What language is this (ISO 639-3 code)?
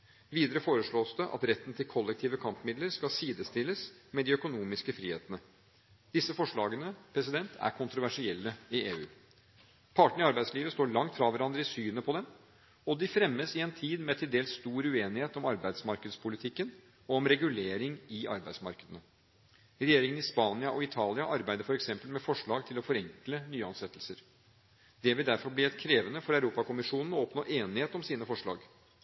nob